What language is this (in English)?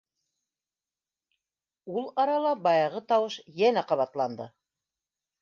Bashkir